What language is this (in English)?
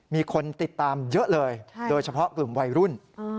Thai